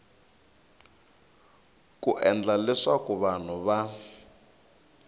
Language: Tsonga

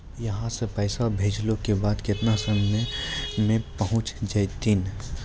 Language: Maithili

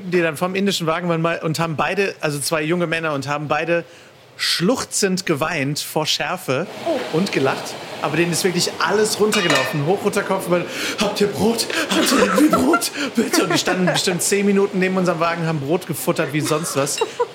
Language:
German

